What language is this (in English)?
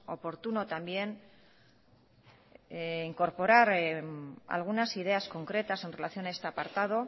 Spanish